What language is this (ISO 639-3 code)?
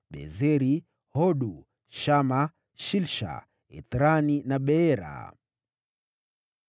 swa